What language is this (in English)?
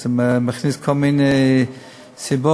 Hebrew